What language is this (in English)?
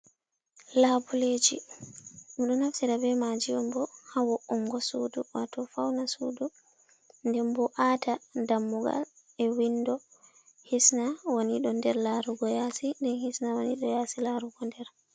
Fula